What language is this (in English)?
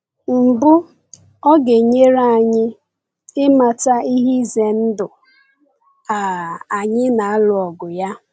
Igbo